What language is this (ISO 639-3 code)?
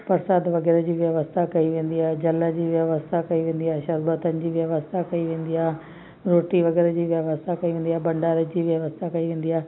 snd